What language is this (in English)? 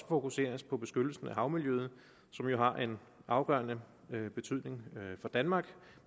Danish